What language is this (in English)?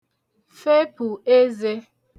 Igbo